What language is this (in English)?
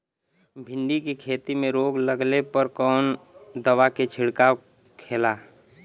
Bhojpuri